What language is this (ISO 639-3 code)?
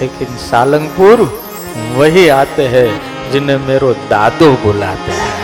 guj